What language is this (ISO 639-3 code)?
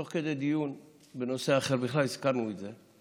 heb